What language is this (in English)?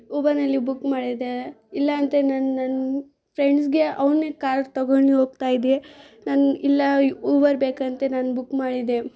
Kannada